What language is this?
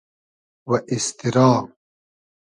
Hazaragi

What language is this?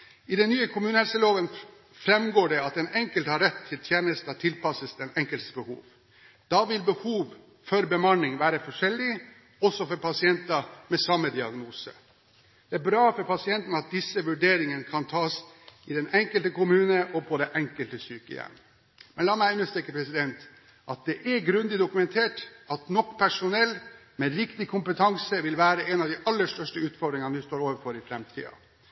Norwegian Bokmål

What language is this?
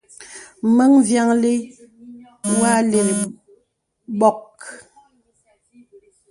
Bebele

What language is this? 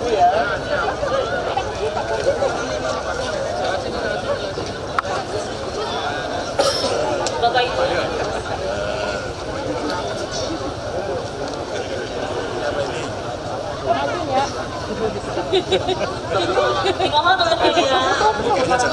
Indonesian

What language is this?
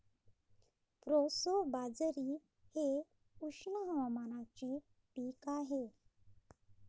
Marathi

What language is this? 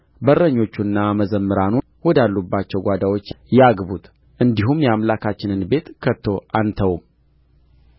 Amharic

